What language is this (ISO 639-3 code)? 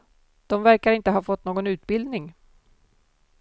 swe